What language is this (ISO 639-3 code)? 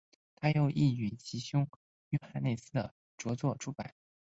zho